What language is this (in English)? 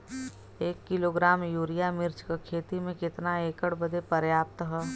Bhojpuri